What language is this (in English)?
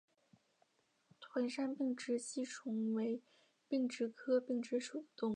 Chinese